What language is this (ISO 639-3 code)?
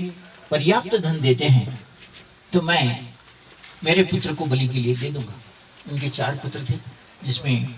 hin